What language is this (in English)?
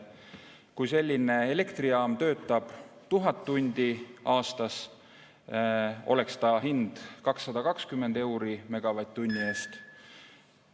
Estonian